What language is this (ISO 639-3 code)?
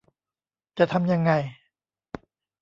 tha